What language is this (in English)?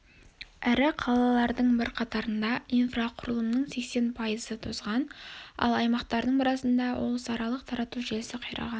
Kazakh